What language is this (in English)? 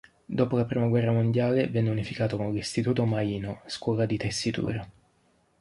Italian